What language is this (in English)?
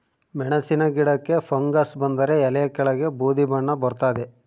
Kannada